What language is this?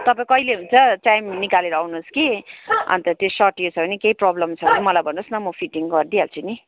Nepali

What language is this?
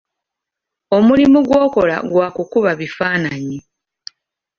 Ganda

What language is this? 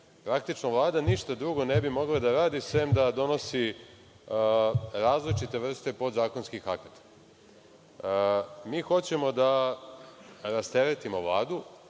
Serbian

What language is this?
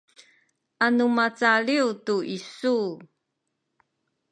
Sakizaya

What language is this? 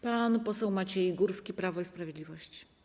Polish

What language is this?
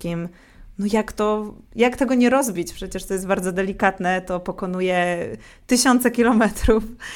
Polish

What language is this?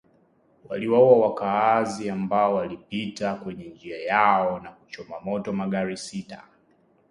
Swahili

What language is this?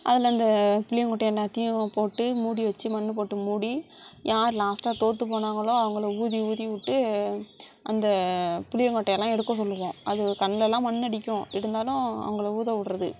Tamil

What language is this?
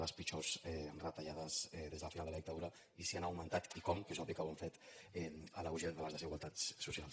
Catalan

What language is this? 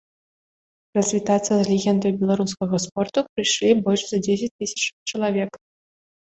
Belarusian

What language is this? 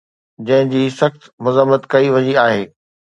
Sindhi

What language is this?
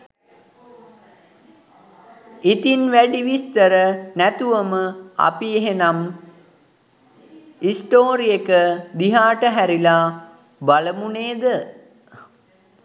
Sinhala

